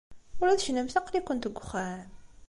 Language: Kabyle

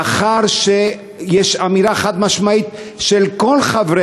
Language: Hebrew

